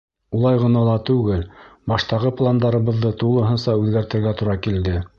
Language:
Bashkir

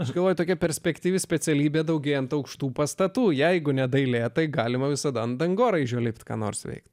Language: Lithuanian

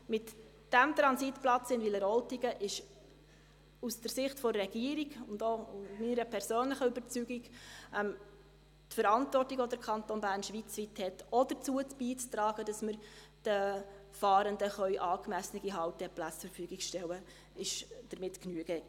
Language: Swiss German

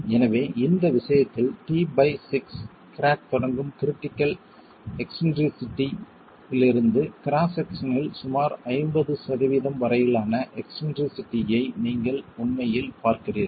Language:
Tamil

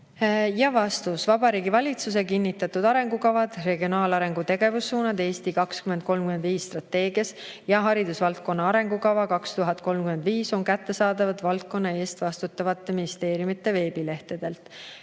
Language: Estonian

